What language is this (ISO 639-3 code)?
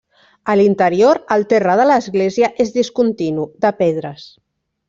cat